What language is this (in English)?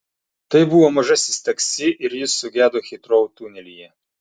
Lithuanian